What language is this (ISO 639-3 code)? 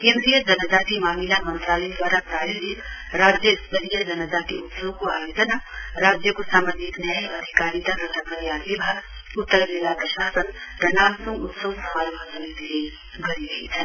nep